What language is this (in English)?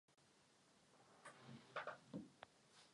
Czech